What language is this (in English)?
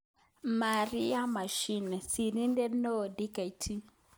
Kalenjin